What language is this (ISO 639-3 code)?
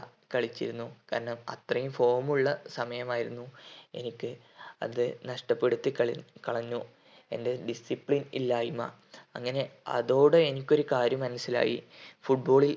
mal